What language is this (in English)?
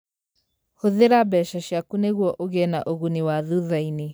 Kikuyu